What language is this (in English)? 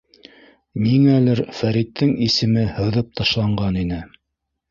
Bashkir